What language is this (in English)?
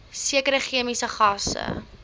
Afrikaans